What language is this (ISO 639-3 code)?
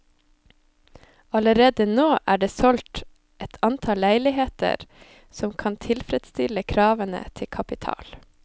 nor